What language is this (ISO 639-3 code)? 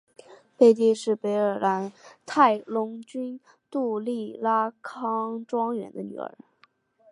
zho